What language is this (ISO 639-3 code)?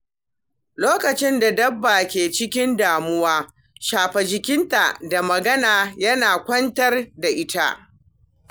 hau